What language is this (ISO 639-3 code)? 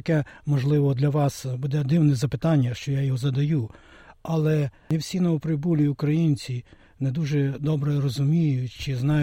ukr